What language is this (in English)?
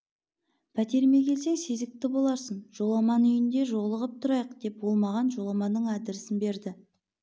Kazakh